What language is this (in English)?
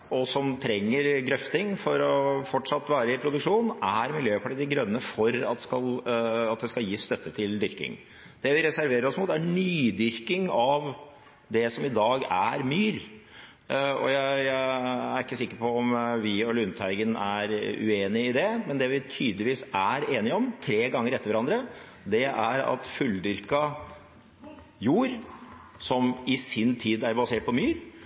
Norwegian Bokmål